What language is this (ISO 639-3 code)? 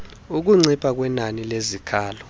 xho